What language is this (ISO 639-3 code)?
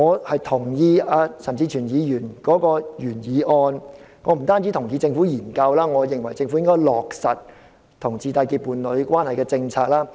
yue